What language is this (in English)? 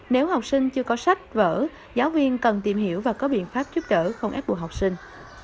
Vietnamese